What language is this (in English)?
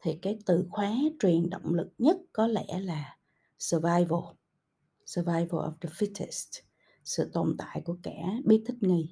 Vietnamese